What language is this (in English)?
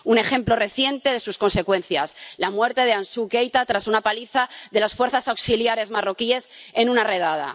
Spanish